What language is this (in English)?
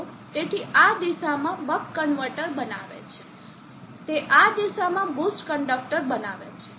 Gujarati